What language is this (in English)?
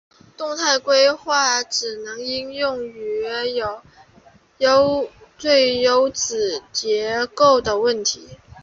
Chinese